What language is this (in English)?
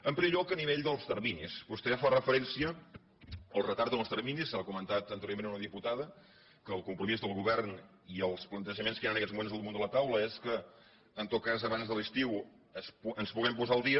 Catalan